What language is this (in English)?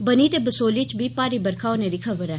Dogri